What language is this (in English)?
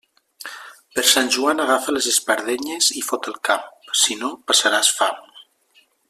Catalan